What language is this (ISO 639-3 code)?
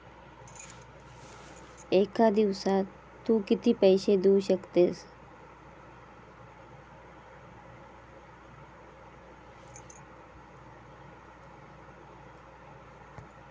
mar